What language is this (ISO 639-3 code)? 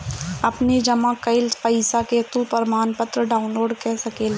bho